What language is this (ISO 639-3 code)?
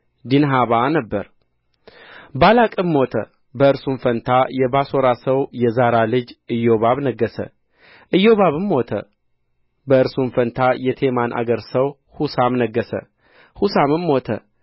amh